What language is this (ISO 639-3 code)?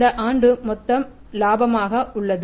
tam